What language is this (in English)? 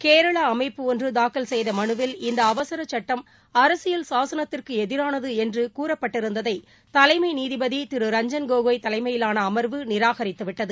Tamil